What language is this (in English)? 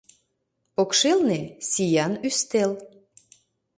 Mari